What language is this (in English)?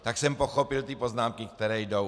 Czech